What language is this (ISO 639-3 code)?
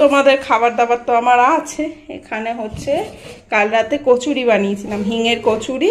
ben